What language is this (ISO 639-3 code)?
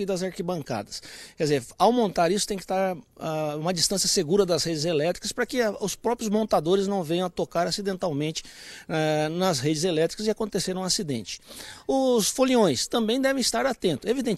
por